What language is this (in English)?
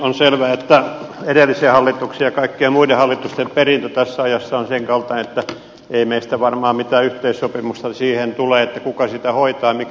Finnish